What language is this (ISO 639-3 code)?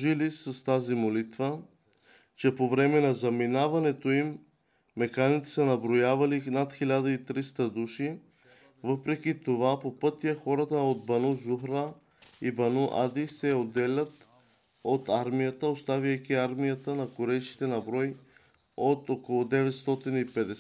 bul